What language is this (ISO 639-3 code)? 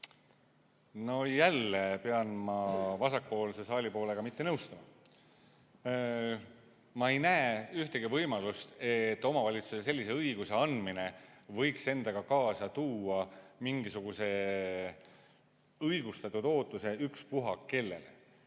est